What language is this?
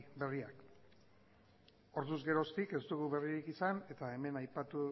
Basque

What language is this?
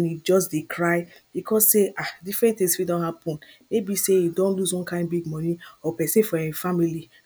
Nigerian Pidgin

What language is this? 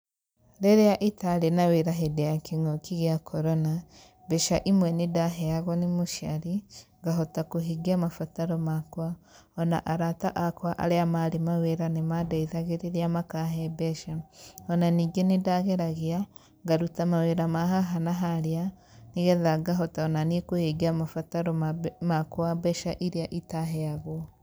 Kikuyu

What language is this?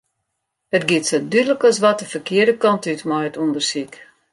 Western Frisian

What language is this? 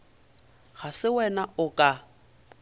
Northern Sotho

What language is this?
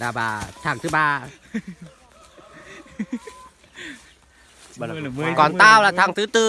Vietnamese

